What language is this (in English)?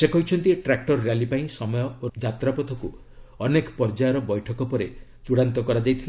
Odia